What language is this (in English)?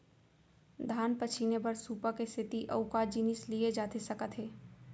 Chhattisgarhi